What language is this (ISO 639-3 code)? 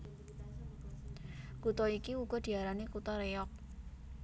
jav